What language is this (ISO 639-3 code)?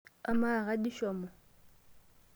mas